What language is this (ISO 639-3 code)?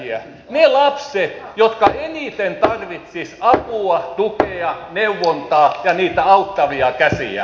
fin